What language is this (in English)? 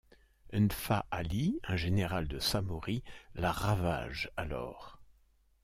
French